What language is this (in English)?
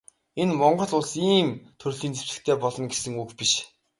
Mongolian